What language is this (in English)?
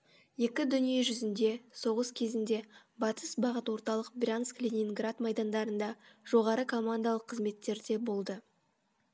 Kazakh